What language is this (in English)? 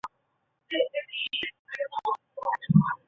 Chinese